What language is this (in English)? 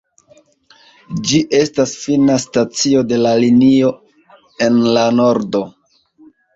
Esperanto